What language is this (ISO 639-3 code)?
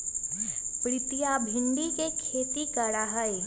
mag